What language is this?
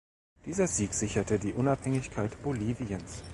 German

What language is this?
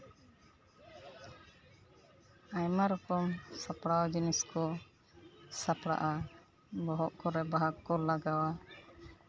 Santali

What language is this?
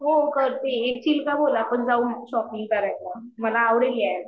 Marathi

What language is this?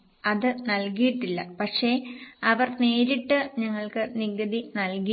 Malayalam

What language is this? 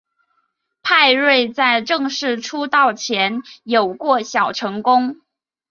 Chinese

